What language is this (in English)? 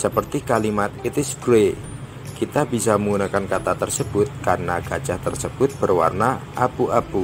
Indonesian